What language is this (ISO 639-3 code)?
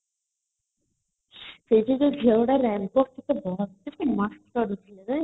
ori